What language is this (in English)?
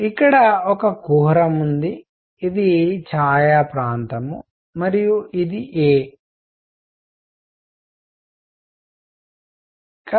Telugu